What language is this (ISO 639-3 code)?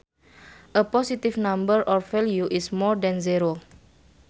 sun